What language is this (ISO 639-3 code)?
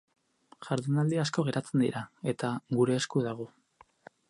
eus